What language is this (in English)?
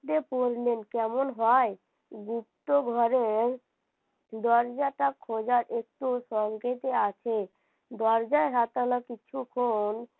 Bangla